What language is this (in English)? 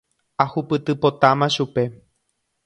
Guarani